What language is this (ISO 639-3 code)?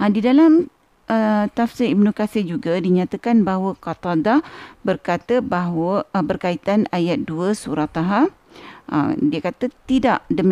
msa